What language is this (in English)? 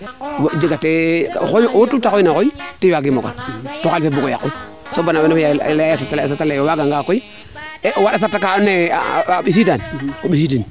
Serer